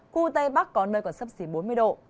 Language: Vietnamese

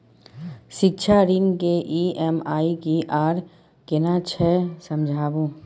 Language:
Maithili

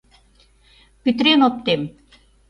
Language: Mari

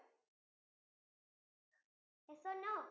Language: Malayalam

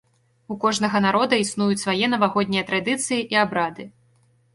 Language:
Belarusian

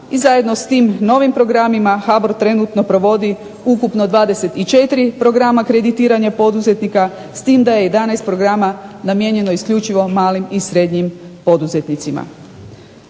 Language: Croatian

